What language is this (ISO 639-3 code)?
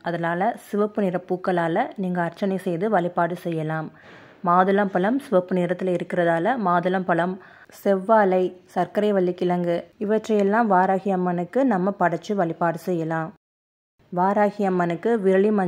tam